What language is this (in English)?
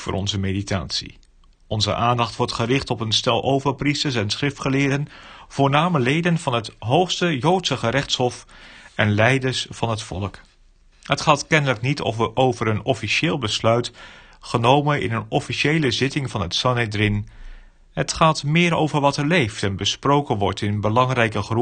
Dutch